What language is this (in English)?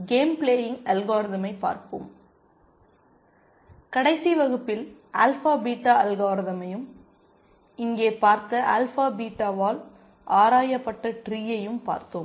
Tamil